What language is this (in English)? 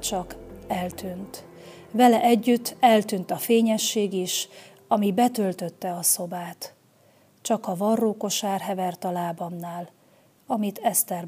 Hungarian